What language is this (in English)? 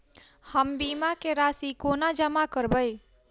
Maithili